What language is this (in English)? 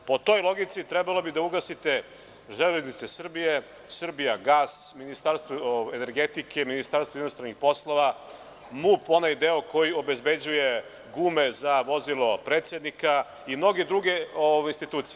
Serbian